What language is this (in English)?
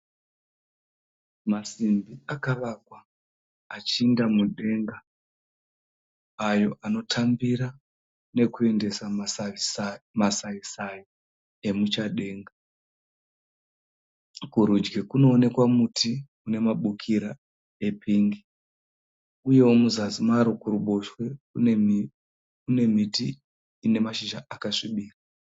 Shona